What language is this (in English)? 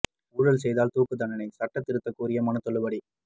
Tamil